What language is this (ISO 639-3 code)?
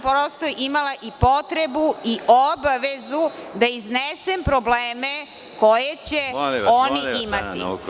srp